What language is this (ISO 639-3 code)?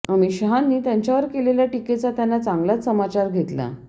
mar